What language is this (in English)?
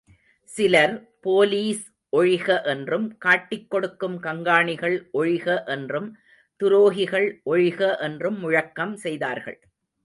Tamil